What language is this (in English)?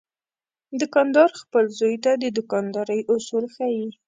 Pashto